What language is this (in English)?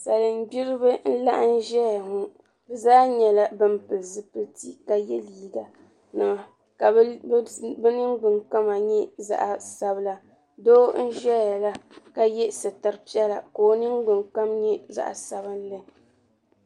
Dagbani